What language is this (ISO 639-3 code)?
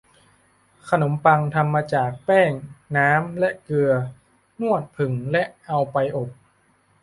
tha